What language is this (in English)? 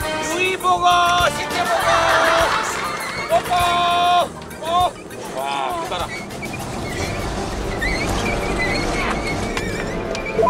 Korean